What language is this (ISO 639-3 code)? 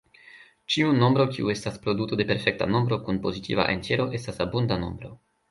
epo